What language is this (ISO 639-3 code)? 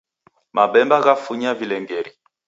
dav